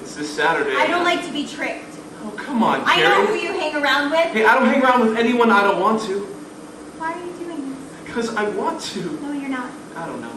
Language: English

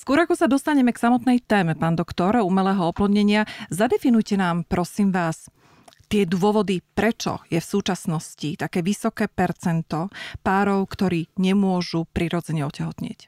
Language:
Slovak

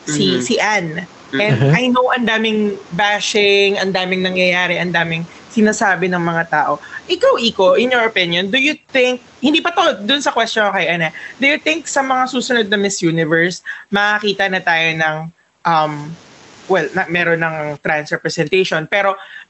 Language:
Filipino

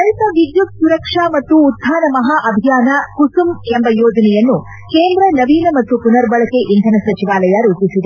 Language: Kannada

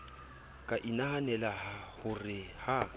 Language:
Southern Sotho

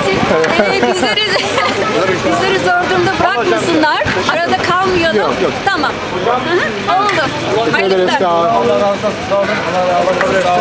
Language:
Turkish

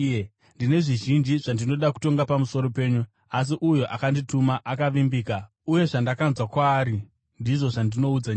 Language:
Shona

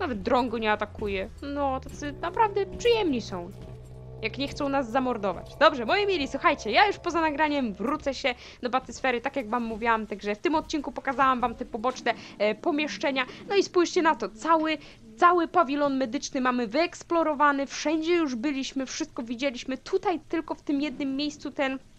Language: Polish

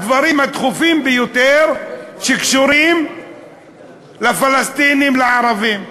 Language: Hebrew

